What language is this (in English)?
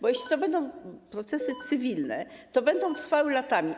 Polish